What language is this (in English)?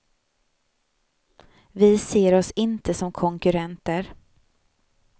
Swedish